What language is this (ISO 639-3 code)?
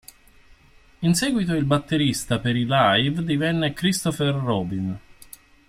ita